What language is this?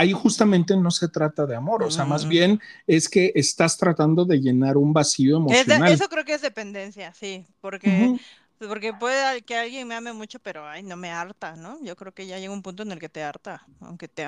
Spanish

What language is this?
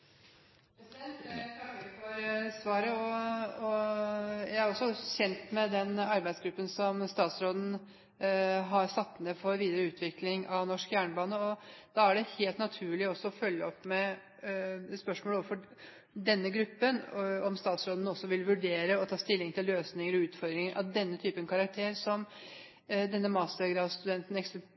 Norwegian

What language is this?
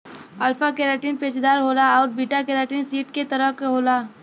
Bhojpuri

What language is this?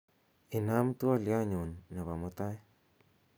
Kalenjin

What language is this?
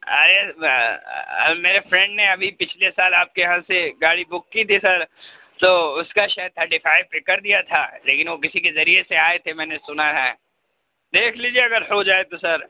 Urdu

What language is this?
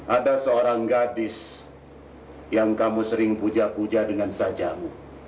Indonesian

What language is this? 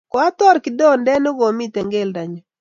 Kalenjin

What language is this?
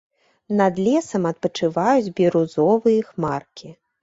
Belarusian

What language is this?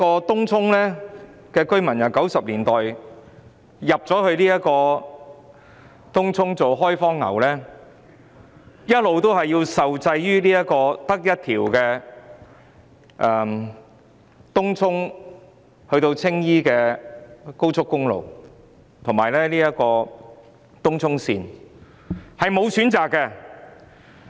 Cantonese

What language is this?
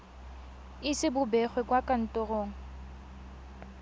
Tswana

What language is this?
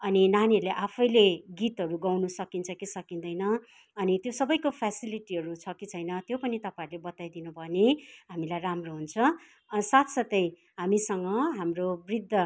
Nepali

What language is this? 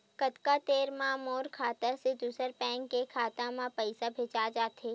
Chhattisgarhi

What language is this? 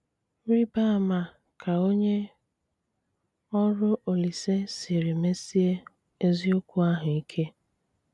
Igbo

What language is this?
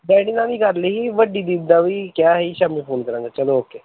Punjabi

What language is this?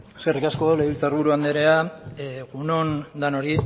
Basque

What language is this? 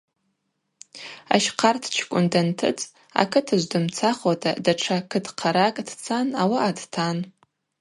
Abaza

